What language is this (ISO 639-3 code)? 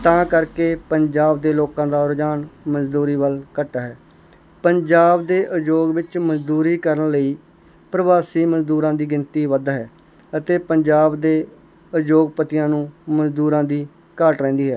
pan